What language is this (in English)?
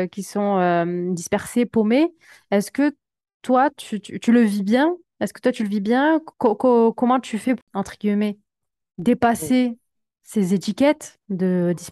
French